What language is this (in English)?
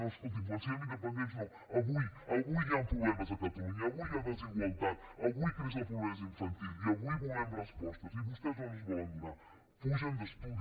Catalan